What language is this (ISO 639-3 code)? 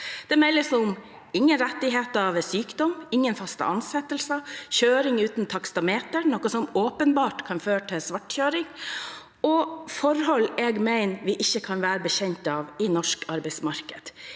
nor